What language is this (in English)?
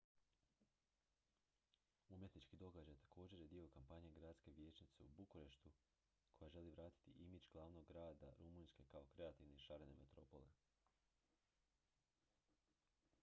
Croatian